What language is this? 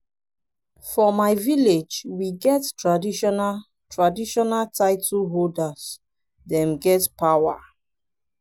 Nigerian Pidgin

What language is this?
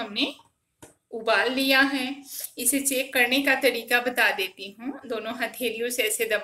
Hindi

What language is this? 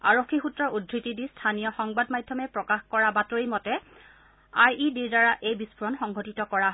Assamese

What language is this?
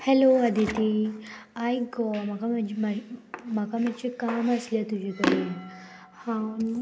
Konkani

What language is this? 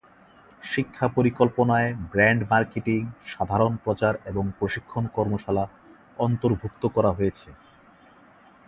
Bangla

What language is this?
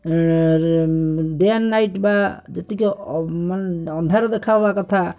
Odia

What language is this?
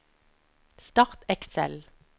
Norwegian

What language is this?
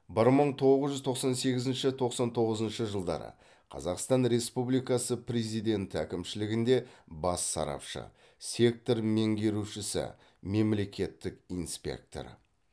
Kazakh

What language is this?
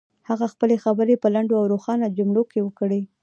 Pashto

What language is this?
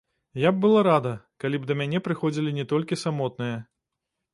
Belarusian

